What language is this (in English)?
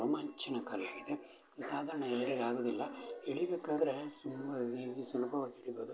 Kannada